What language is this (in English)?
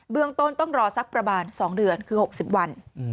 Thai